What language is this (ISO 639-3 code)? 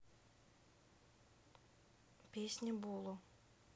rus